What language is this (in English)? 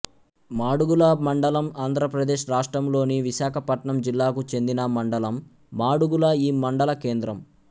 Telugu